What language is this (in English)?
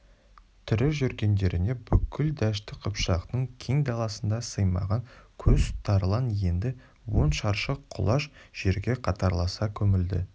Kazakh